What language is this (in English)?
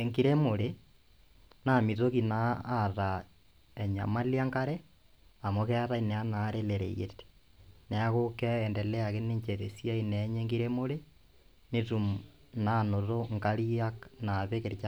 Masai